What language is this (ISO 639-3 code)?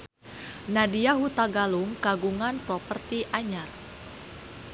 sun